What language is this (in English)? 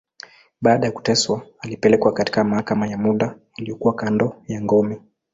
Swahili